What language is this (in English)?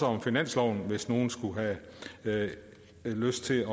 Danish